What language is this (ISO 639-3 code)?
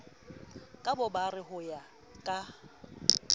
sot